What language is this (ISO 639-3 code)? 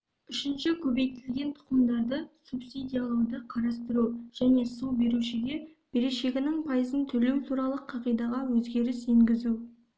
kaz